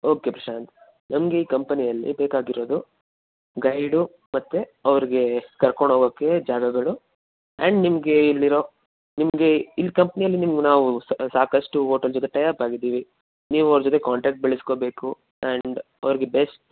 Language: Kannada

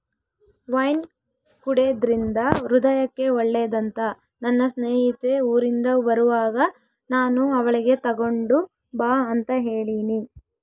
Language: Kannada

